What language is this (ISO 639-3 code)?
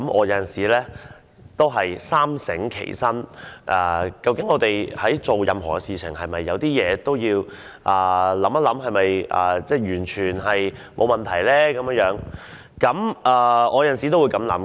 yue